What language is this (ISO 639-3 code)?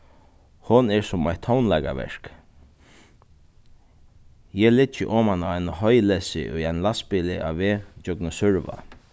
fao